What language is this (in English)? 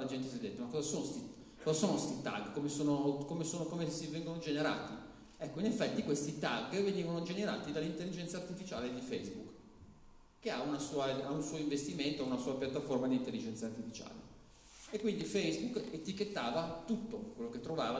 Italian